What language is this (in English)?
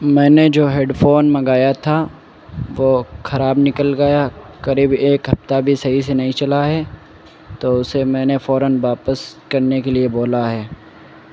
Urdu